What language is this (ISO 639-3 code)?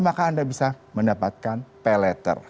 ind